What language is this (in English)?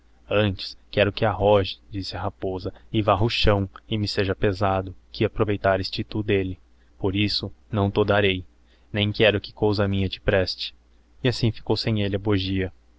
Portuguese